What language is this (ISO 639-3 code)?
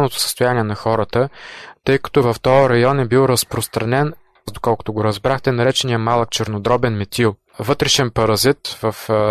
bul